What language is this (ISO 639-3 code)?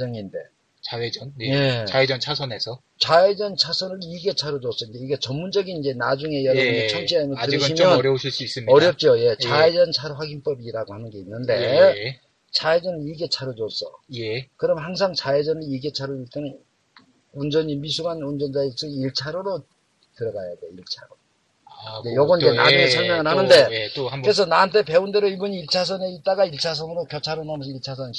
kor